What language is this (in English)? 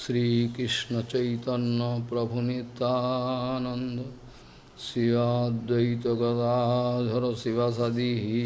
Portuguese